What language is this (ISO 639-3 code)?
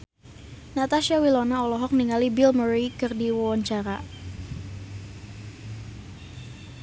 sun